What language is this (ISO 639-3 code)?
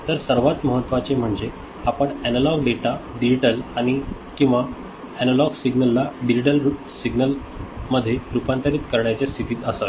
mar